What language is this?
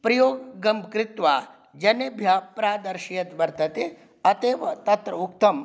Sanskrit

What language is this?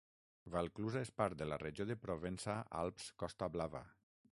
Catalan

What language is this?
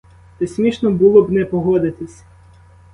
Ukrainian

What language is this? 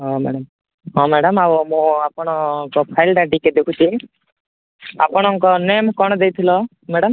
Odia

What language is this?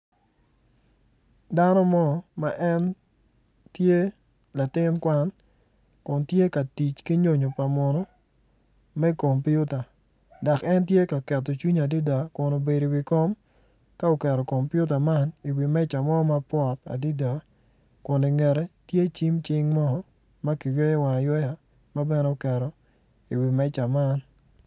Acoli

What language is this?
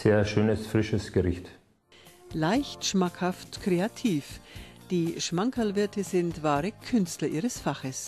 German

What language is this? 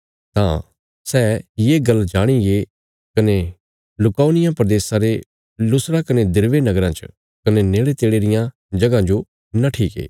Bilaspuri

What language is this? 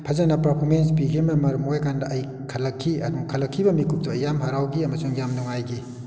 Manipuri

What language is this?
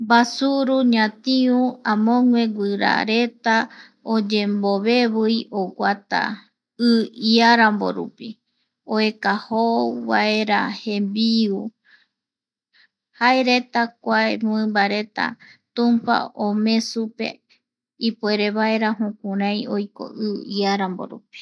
Eastern Bolivian Guaraní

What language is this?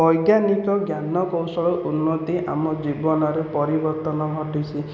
Odia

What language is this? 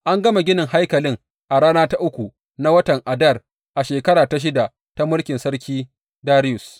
Hausa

